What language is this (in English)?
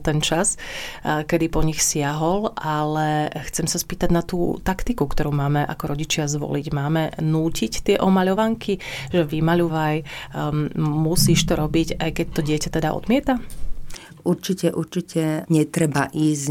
Slovak